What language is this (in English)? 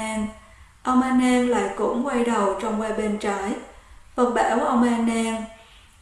Vietnamese